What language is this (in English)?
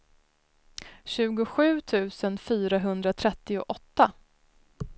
Swedish